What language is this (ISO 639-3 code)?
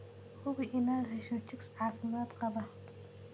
som